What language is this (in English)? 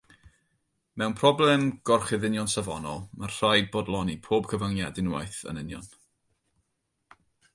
Welsh